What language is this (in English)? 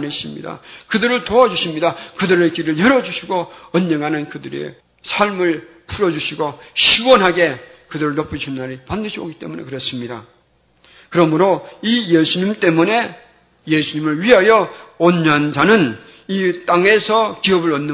Korean